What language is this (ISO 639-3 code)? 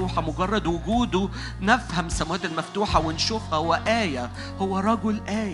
ara